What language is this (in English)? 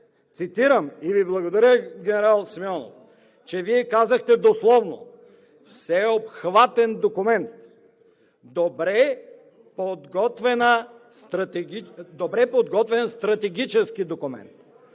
Bulgarian